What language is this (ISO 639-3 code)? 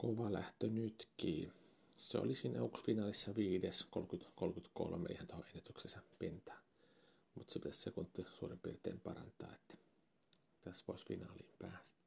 fin